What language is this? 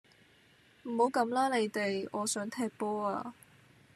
Cantonese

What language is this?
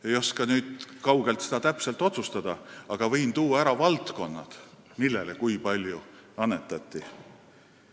Estonian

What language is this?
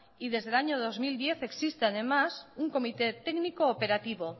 Spanish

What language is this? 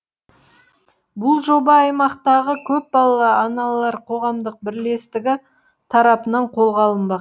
Kazakh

